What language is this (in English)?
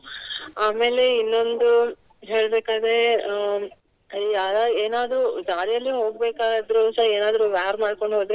Kannada